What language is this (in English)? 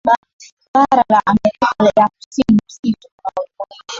Swahili